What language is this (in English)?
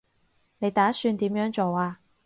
Cantonese